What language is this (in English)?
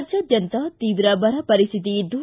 Kannada